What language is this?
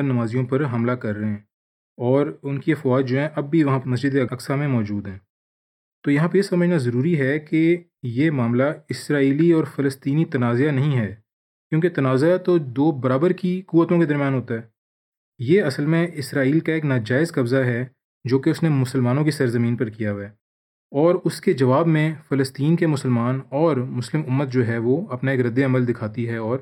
Urdu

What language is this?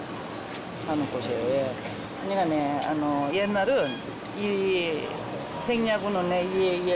Korean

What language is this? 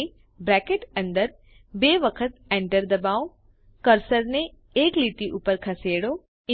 Gujarati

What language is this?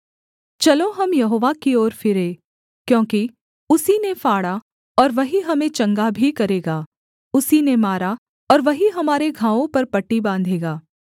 Hindi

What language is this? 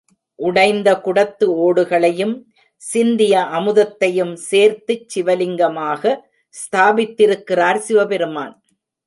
Tamil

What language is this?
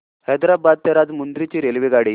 Marathi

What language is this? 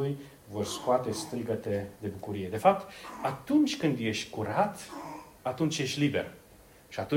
Romanian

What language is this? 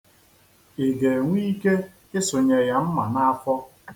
Igbo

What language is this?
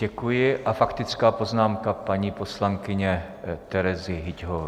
Czech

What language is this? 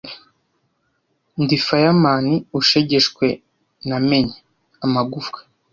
Kinyarwanda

